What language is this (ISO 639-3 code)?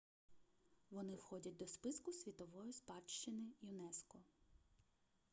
ukr